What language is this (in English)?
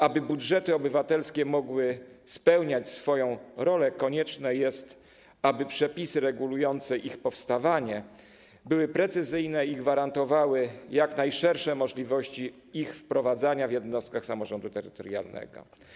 Polish